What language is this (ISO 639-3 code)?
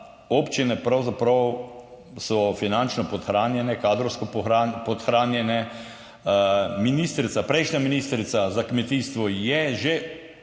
slv